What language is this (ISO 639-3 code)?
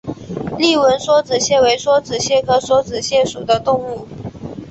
zho